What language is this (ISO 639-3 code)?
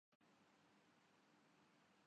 urd